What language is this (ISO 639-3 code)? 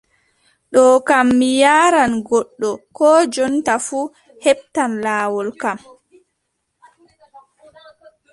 fub